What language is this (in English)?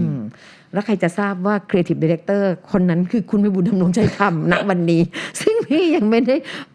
Thai